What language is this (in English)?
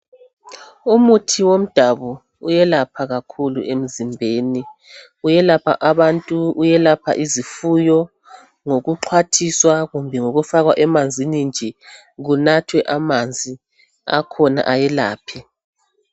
North Ndebele